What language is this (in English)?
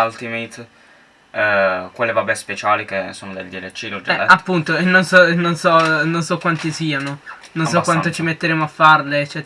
Italian